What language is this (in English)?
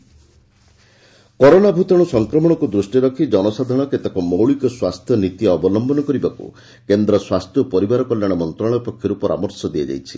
Odia